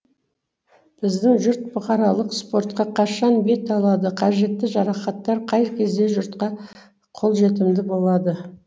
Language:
Kazakh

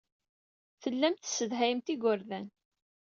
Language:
Kabyle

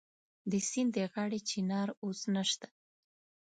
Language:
Pashto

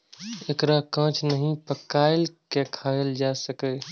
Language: Maithili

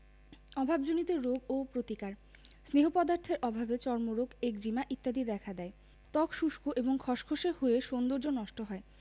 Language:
Bangla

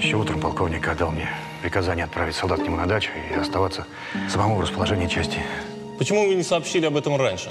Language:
Russian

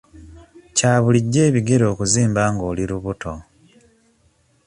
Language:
Ganda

